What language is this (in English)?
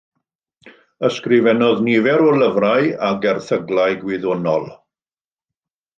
Welsh